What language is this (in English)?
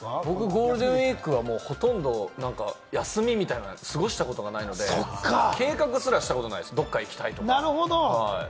Japanese